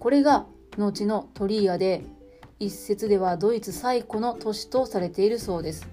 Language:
Japanese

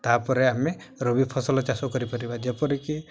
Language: Odia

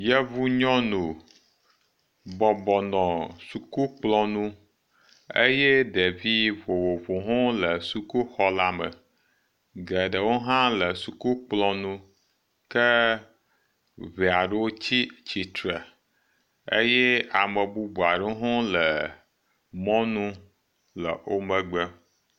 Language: Ewe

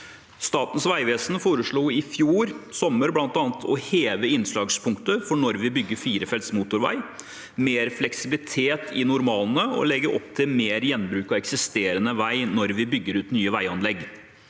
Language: Norwegian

